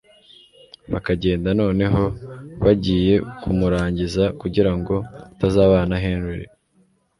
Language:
Kinyarwanda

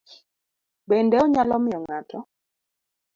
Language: Luo (Kenya and Tanzania)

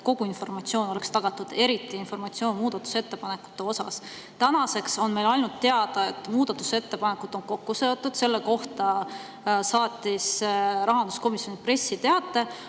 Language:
Estonian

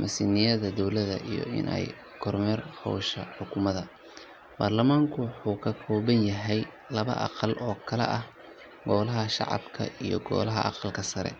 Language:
Somali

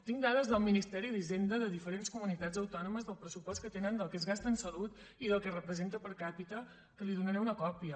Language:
Catalan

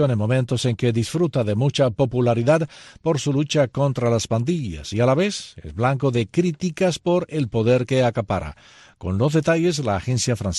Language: Spanish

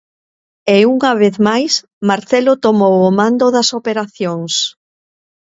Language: Galician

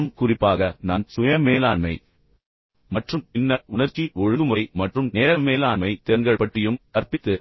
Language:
Tamil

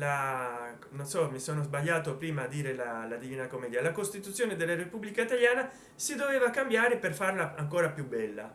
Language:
Italian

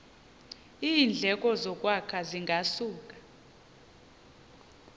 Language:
Xhosa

